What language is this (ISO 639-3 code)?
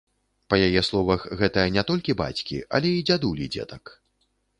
bel